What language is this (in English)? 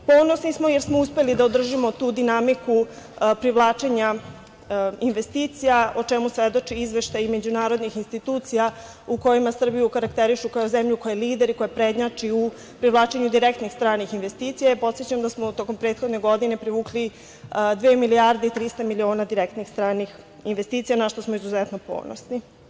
Serbian